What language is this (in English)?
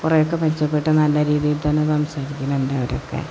Malayalam